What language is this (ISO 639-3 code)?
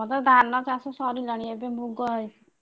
ori